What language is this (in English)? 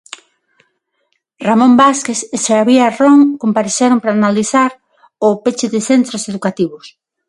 Galician